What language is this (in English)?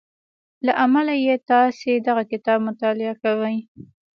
Pashto